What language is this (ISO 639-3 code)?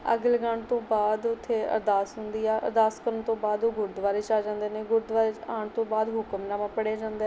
pan